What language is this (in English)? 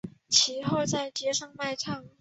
Chinese